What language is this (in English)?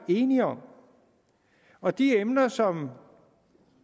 Danish